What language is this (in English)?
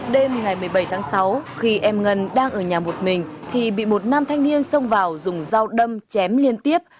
Vietnamese